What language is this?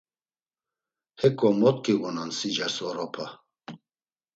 Laz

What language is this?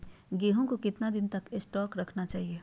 Magahi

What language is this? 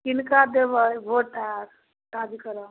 Maithili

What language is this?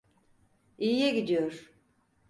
Turkish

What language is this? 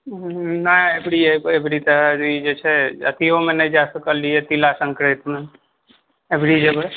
Maithili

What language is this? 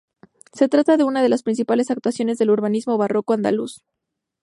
Spanish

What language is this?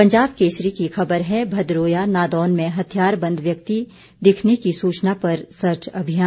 Hindi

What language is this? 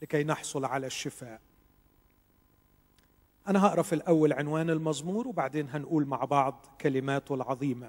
Arabic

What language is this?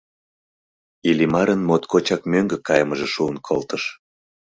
Mari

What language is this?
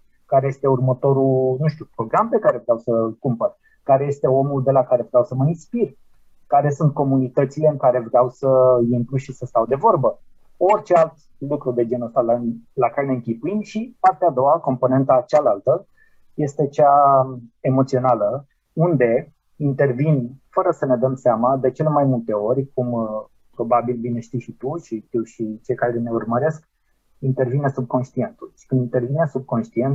Romanian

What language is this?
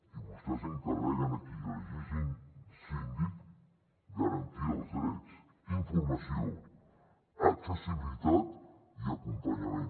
Catalan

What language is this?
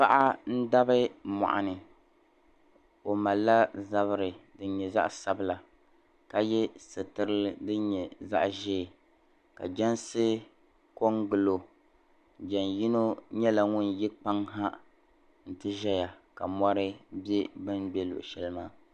Dagbani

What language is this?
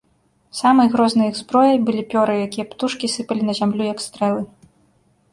Belarusian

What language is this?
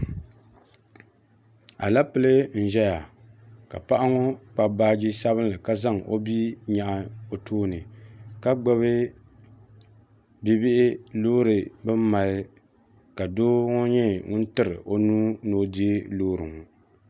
Dagbani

